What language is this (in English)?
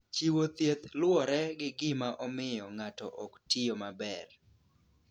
Luo (Kenya and Tanzania)